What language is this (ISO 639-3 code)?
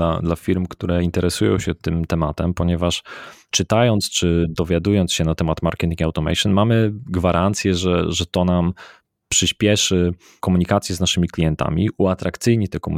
pol